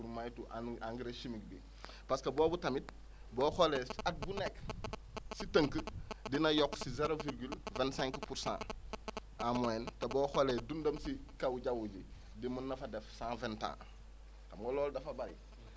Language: Wolof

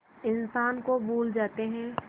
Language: Hindi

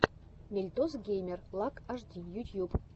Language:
Russian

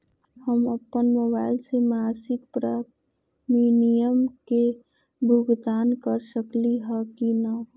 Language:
Magahi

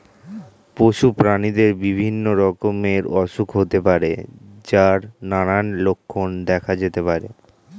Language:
Bangla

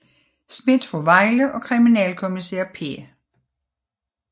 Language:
Danish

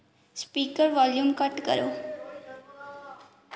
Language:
Dogri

